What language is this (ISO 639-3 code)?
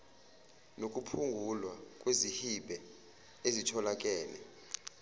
zul